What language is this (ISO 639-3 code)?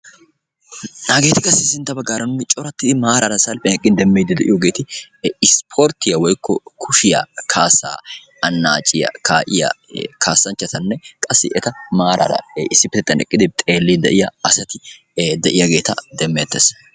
wal